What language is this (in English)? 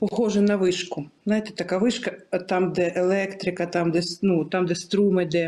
Ukrainian